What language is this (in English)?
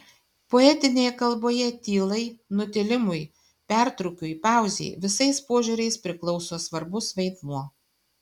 Lithuanian